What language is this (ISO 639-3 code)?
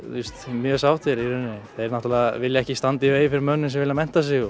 isl